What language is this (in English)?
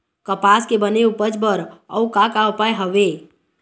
Chhattisgarhi